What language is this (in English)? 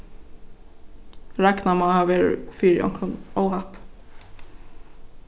Faroese